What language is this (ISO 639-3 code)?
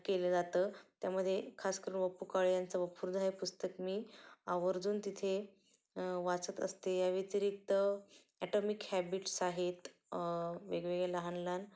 mar